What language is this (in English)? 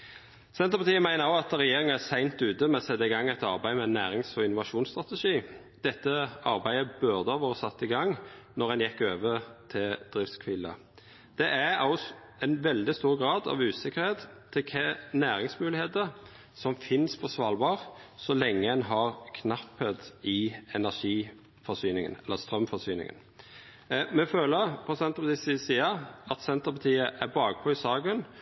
Norwegian Nynorsk